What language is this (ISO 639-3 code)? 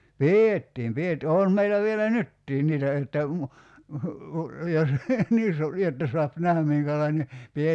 fin